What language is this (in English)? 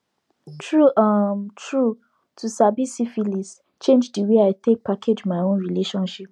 Nigerian Pidgin